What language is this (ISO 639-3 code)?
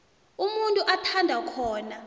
nbl